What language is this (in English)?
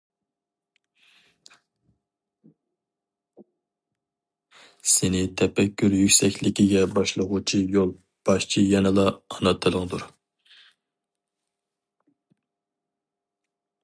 Uyghur